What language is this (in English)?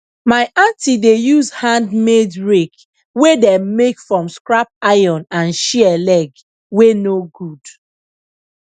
Nigerian Pidgin